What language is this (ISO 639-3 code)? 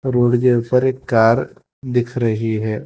hin